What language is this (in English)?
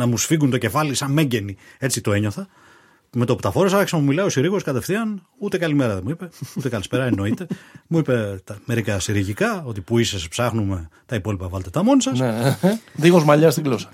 Greek